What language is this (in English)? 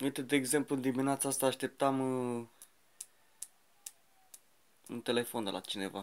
Romanian